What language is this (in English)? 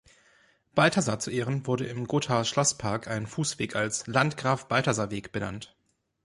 German